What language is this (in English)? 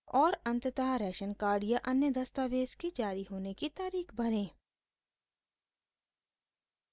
Hindi